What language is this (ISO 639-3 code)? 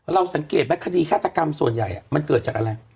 tha